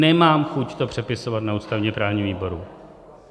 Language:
Czech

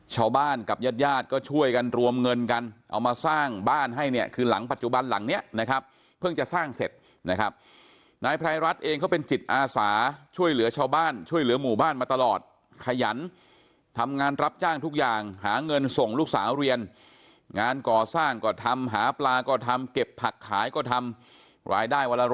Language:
Thai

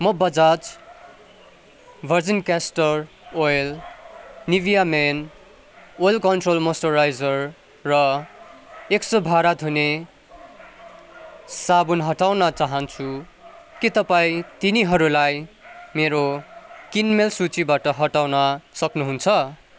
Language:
Nepali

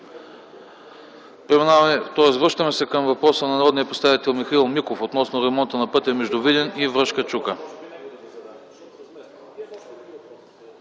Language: Bulgarian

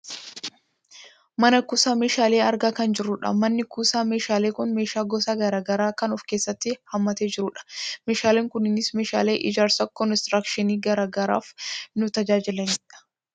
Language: Oromo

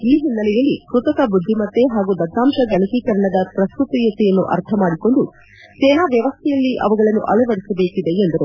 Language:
Kannada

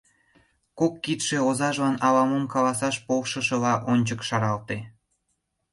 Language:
Mari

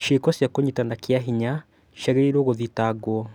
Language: Kikuyu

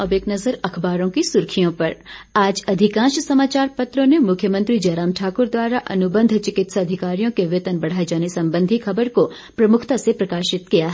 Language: Hindi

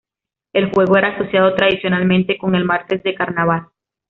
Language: Spanish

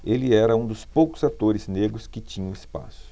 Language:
Portuguese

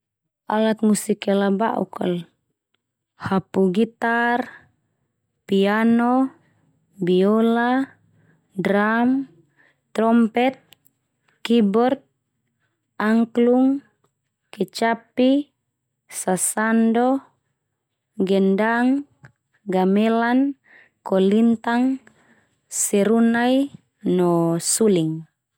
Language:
Termanu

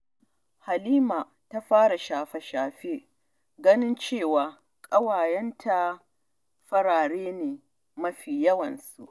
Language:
Hausa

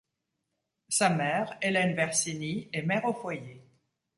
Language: French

